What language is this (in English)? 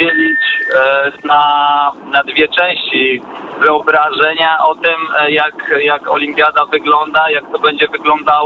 Polish